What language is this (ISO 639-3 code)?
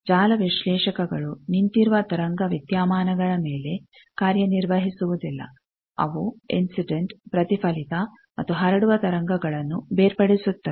kan